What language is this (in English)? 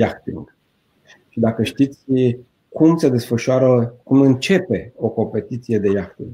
Romanian